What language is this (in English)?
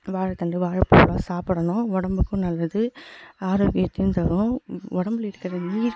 Tamil